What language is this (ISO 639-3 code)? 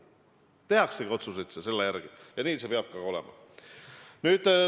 est